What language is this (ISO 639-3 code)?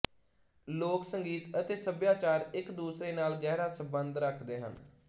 pan